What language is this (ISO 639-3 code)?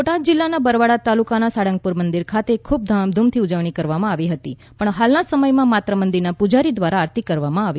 guj